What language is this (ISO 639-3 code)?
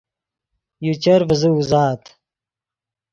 ydg